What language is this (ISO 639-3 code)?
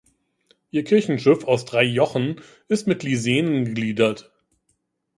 deu